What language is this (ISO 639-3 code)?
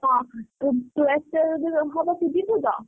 ori